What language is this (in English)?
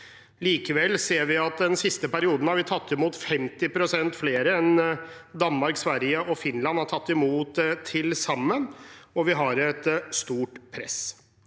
Norwegian